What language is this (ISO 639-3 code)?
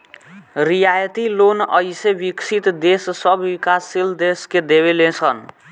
bho